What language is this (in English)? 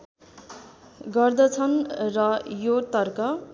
Nepali